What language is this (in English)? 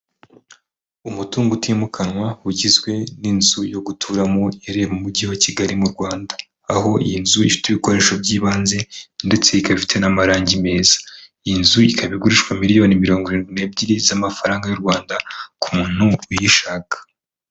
Kinyarwanda